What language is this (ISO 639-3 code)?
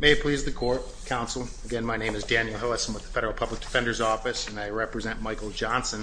eng